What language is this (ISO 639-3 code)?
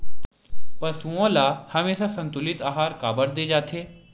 hne